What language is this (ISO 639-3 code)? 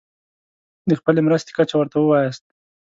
pus